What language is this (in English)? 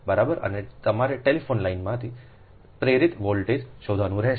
Gujarati